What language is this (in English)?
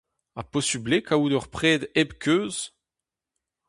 Breton